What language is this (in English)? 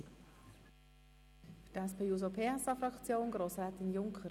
Swiss German